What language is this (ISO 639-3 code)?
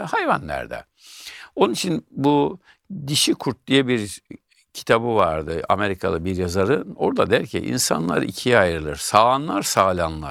tur